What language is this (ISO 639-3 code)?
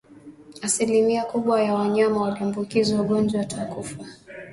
swa